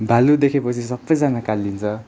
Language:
Nepali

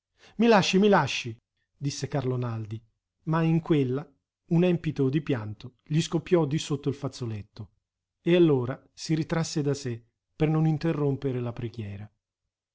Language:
Italian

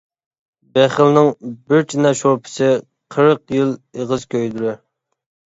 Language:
Uyghur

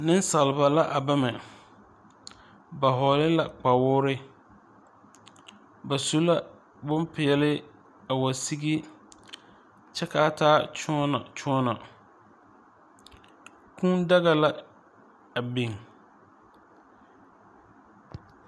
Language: Southern Dagaare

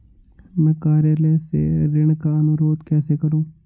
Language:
Hindi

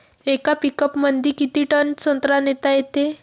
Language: Marathi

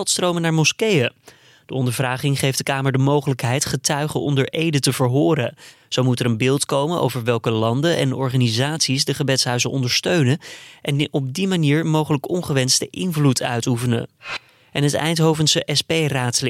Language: Dutch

